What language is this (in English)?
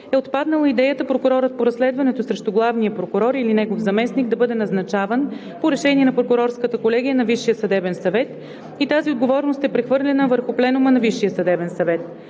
Bulgarian